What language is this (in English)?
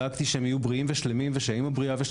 Hebrew